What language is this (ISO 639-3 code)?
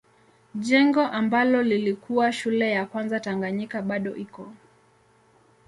swa